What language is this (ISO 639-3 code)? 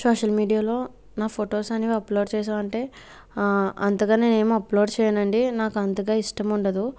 tel